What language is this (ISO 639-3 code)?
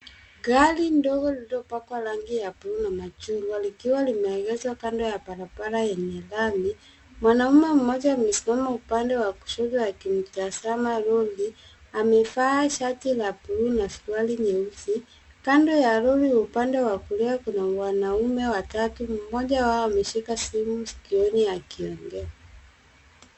swa